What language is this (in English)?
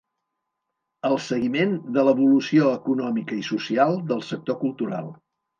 Catalan